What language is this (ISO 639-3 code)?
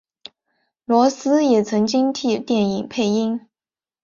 zho